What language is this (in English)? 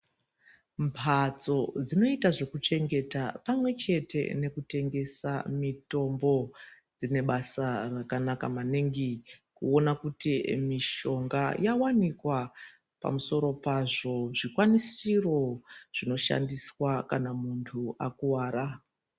Ndau